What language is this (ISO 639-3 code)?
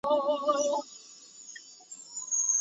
zho